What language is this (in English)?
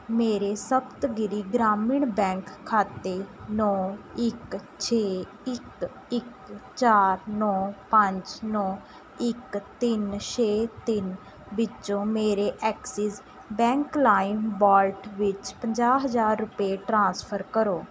Punjabi